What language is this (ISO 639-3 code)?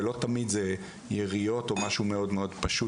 heb